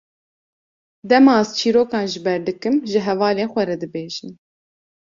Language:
Kurdish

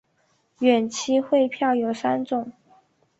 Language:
Chinese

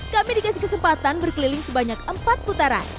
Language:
Indonesian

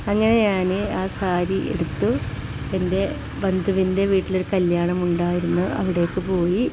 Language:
Malayalam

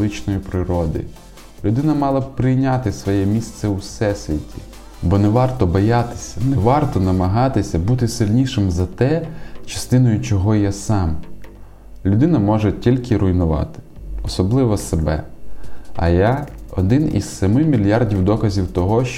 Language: Ukrainian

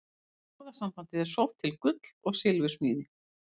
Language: Icelandic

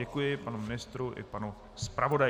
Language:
Czech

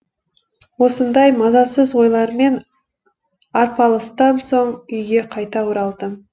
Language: Kazakh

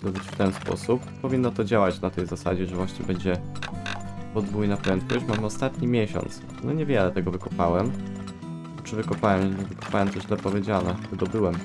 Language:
Polish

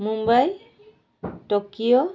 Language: Odia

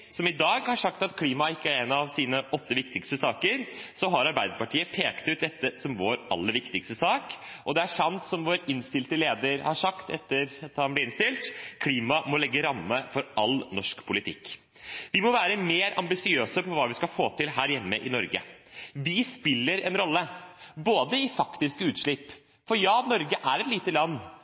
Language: Norwegian Bokmål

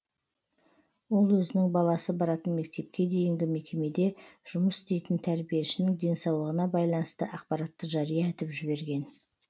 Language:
Kazakh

